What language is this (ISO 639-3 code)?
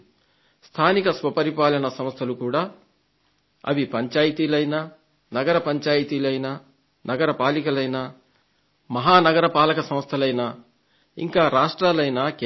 tel